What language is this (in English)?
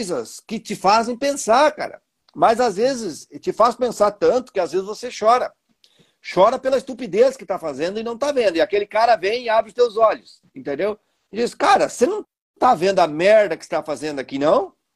Portuguese